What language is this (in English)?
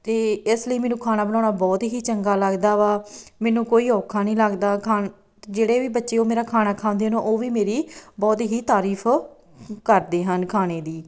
Punjabi